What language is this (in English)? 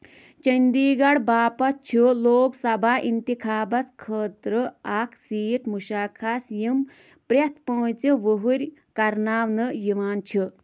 Kashmiri